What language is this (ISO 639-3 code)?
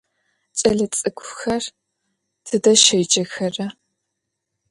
ady